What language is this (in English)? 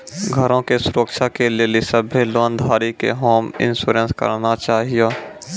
Maithili